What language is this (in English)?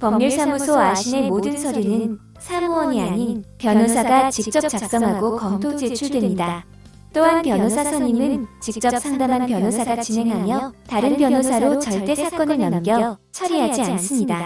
Korean